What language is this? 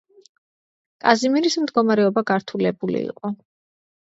Georgian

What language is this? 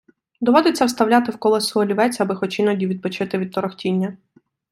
Ukrainian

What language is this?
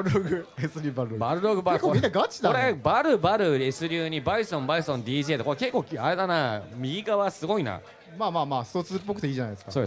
Japanese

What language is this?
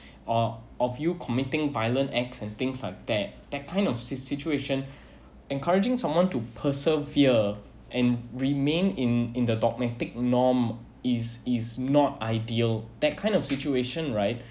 English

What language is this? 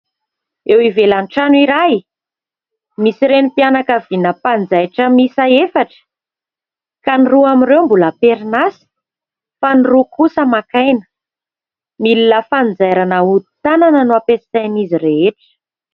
Malagasy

